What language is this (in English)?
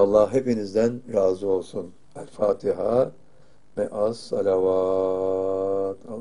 Turkish